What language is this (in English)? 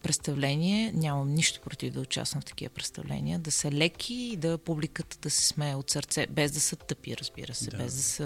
Bulgarian